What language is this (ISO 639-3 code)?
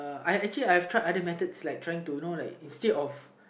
eng